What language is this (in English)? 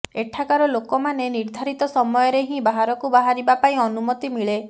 Odia